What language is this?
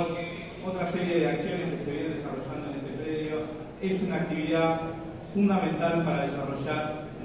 Spanish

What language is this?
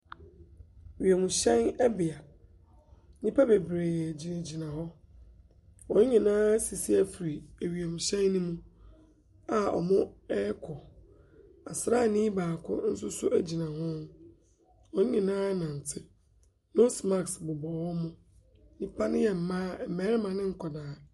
Akan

